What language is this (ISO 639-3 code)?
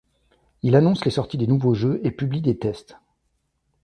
fra